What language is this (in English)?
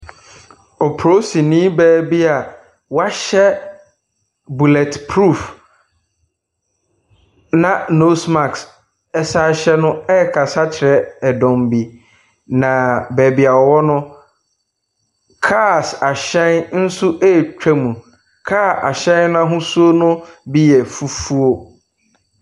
Akan